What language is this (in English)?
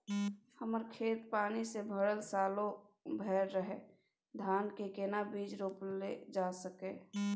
Maithili